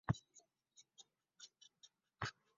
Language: Bangla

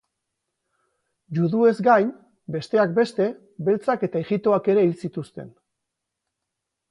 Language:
Basque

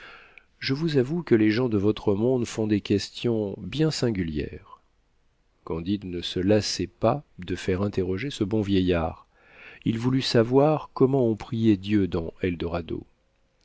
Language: French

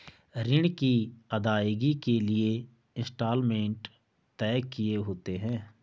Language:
Hindi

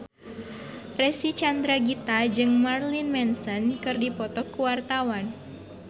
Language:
Sundanese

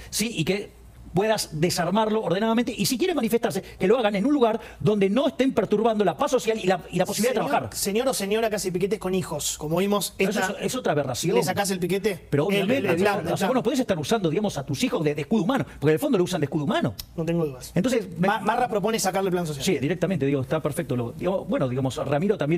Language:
Spanish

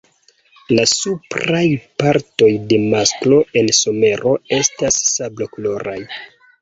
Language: Esperanto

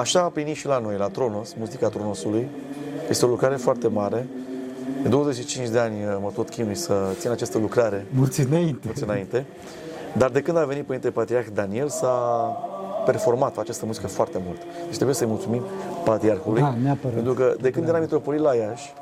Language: Romanian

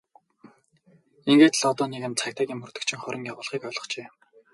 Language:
Mongolian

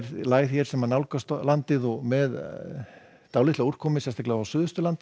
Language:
Icelandic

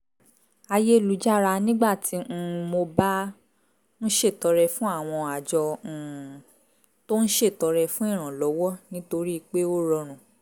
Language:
Yoruba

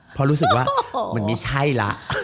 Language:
Thai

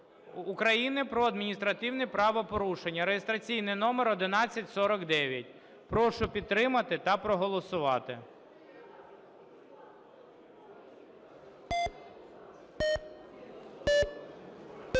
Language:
Ukrainian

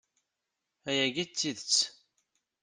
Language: Kabyle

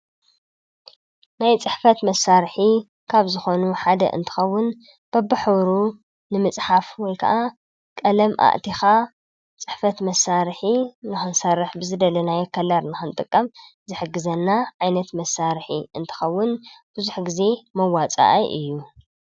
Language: Tigrinya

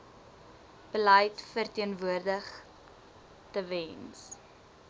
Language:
Afrikaans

